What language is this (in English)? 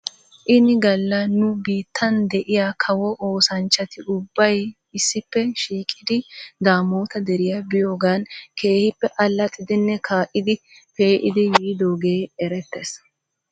Wolaytta